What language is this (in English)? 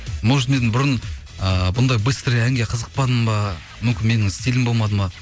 Kazakh